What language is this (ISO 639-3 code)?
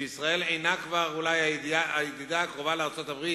heb